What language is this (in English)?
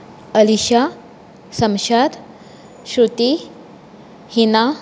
Konkani